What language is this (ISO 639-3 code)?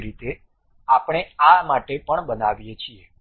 guj